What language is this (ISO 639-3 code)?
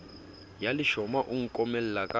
sot